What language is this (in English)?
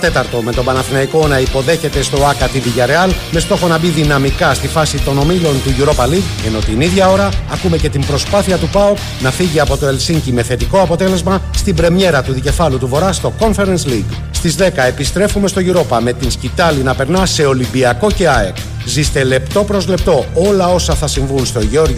Greek